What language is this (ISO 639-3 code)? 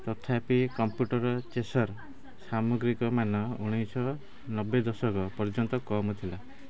ori